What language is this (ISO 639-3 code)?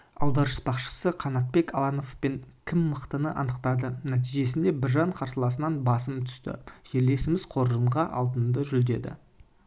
kaz